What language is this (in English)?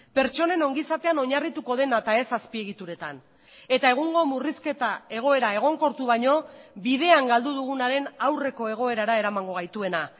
Basque